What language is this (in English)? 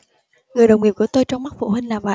Vietnamese